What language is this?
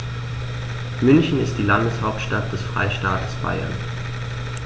German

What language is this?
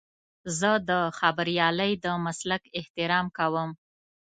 Pashto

